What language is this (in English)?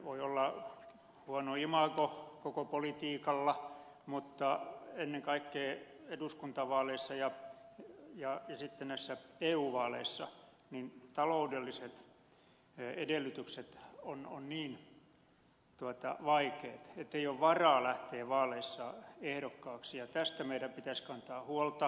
Finnish